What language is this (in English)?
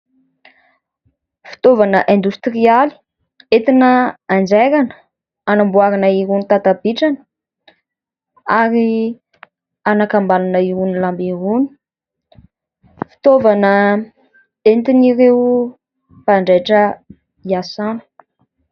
Malagasy